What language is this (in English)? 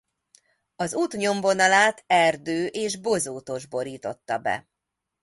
Hungarian